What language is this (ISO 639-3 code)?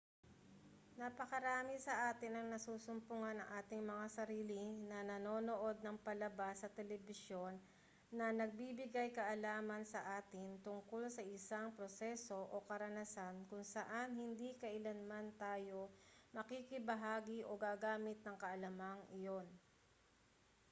fil